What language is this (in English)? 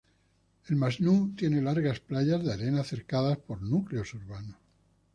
Spanish